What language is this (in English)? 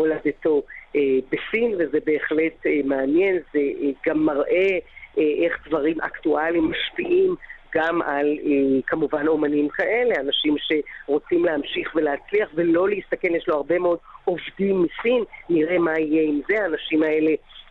Hebrew